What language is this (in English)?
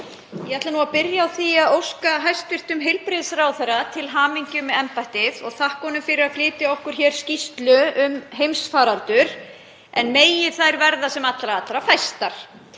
Icelandic